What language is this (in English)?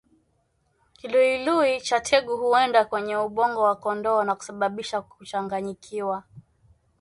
Swahili